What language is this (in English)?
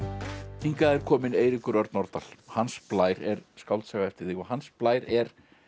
Icelandic